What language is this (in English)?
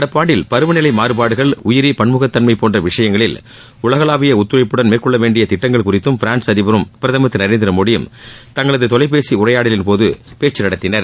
Tamil